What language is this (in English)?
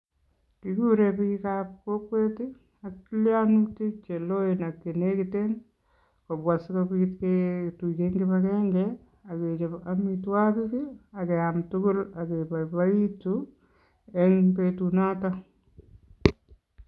Kalenjin